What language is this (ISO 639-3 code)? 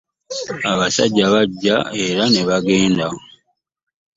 lug